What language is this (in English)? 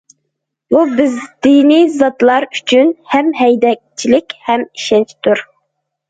Uyghur